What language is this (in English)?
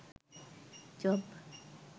Sinhala